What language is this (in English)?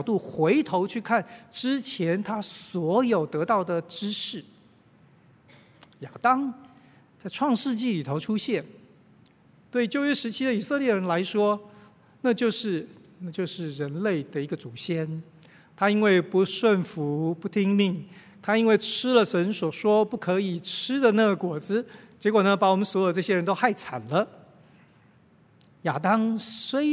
Chinese